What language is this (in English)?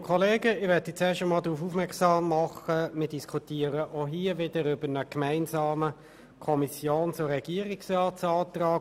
Swiss German